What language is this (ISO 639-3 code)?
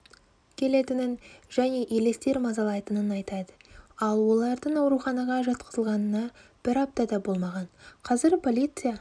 kaz